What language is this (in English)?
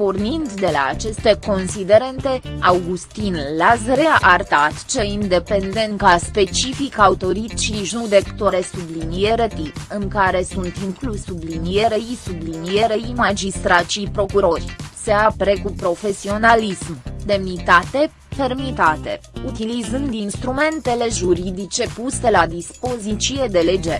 Romanian